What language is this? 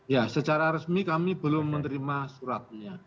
Indonesian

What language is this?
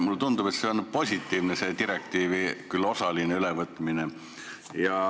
Estonian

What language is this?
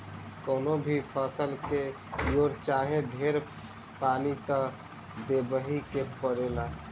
Bhojpuri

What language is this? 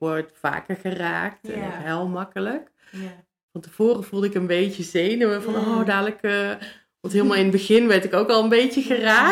Dutch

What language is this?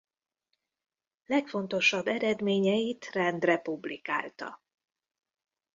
Hungarian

